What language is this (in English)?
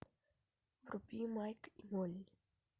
Russian